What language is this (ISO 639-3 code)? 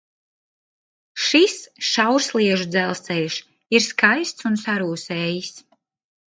lav